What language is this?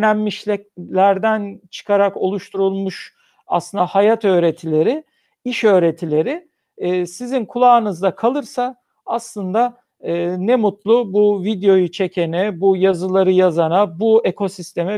Turkish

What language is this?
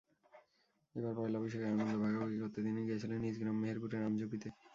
Bangla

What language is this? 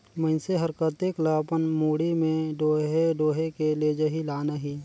Chhattisgarhi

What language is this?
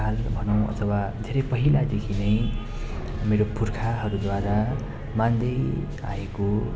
Nepali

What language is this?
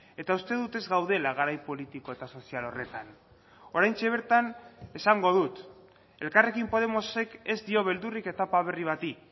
Basque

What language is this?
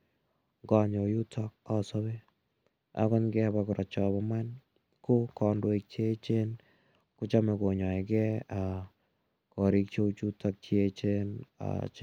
Kalenjin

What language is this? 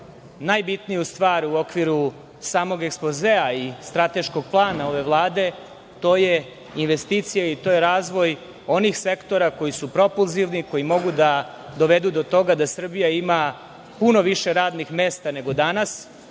Serbian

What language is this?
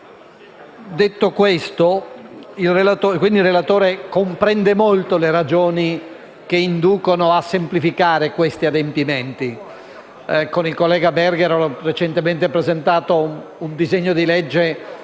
Italian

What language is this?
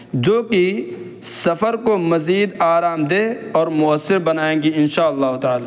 Urdu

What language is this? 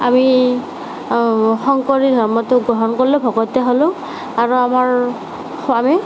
Assamese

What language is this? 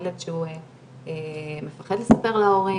Hebrew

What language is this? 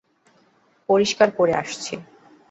Bangla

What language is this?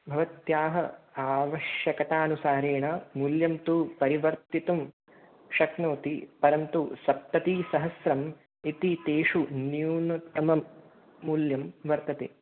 Sanskrit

